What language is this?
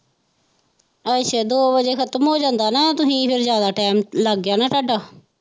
Punjabi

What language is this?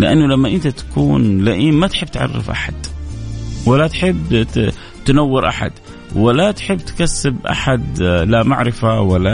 Arabic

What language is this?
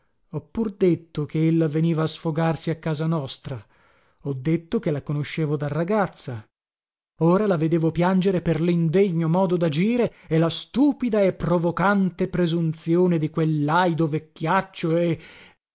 Italian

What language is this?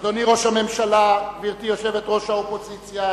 Hebrew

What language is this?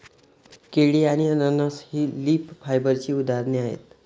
Marathi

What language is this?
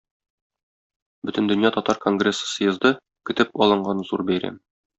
Tatar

